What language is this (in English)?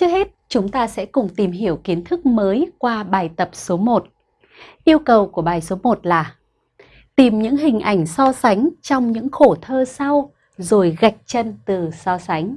Vietnamese